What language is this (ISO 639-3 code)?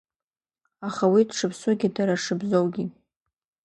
abk